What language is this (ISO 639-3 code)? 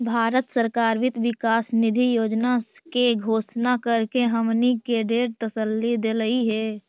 mag